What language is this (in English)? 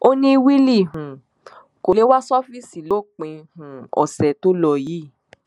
Yoruba